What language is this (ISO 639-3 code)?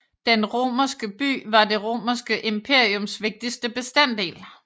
dan